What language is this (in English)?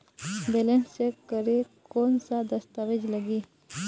Chhattisgarhi